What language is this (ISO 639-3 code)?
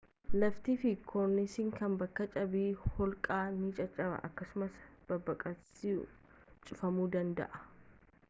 orm